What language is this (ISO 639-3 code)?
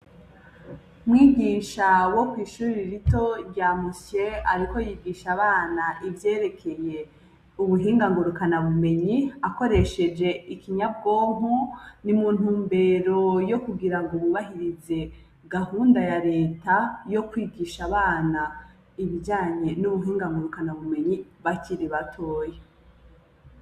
run